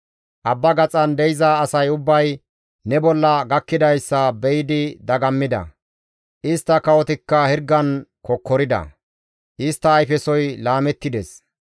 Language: Gamo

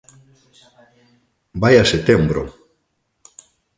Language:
Galician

